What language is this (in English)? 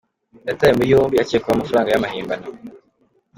Kinyarwanda